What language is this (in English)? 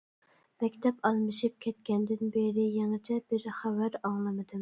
Uyghur